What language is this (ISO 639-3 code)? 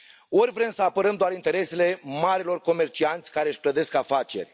ron